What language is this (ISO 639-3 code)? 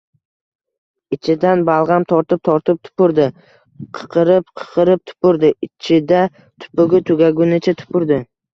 uzb